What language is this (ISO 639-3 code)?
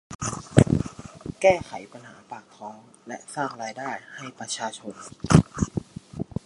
tha